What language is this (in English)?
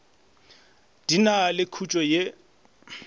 Northern Sotho